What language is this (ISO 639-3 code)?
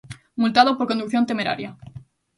glg